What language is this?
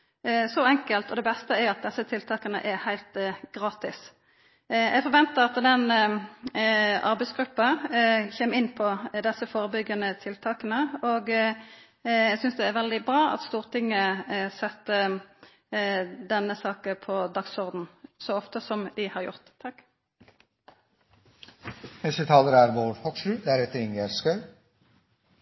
Norwegian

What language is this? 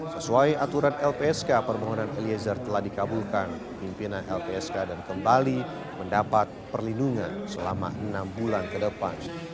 Indonesian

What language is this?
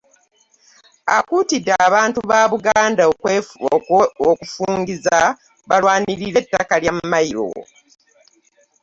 Ganda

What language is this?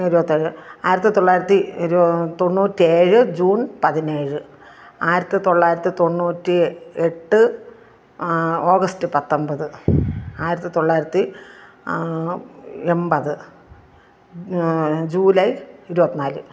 Malayalam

